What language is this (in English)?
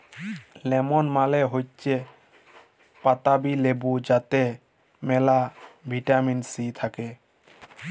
Bangla